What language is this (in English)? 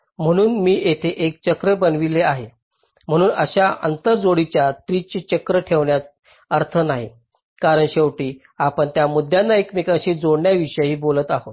Marathi